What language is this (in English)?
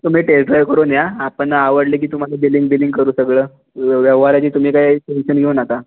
Marathi